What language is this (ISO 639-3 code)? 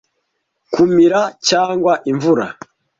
kin